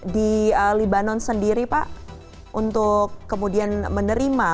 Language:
Indonesian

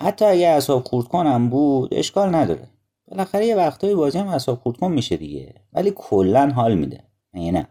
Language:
Persian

